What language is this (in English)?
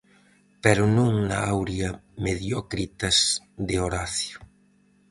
Galician